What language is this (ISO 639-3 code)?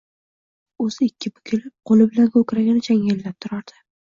uzb